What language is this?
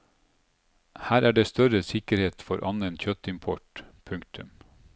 Norwegian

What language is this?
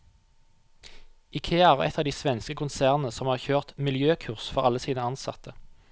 Norwegian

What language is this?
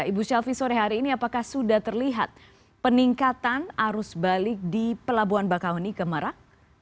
Indonesian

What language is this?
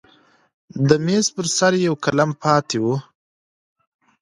Pashto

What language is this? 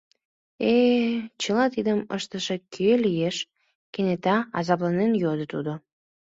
Mari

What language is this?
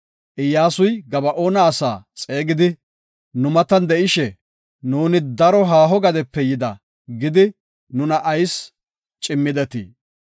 Gofa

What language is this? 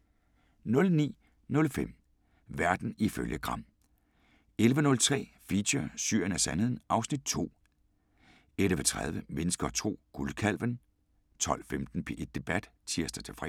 Danish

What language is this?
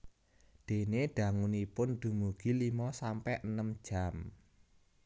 Javanese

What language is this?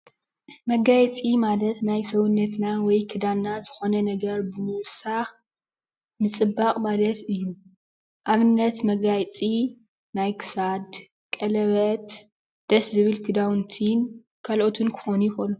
Tigrinya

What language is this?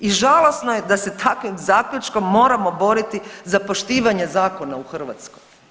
Croatian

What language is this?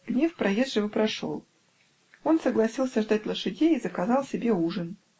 Russian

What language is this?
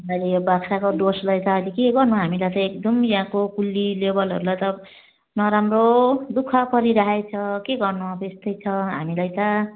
Nepali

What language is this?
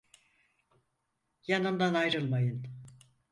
Turkish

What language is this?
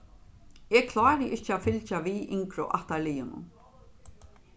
Faroese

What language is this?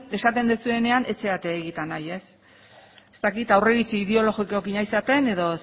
Basque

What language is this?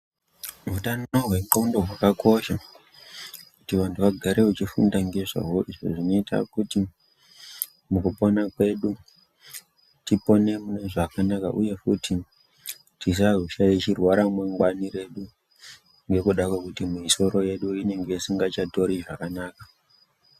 Ndau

